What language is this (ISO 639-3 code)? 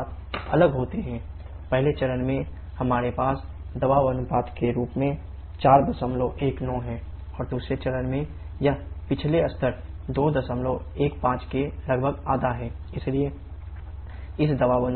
hin